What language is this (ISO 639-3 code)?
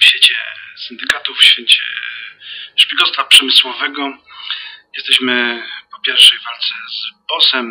pol